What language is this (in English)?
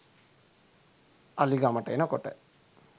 Sinhala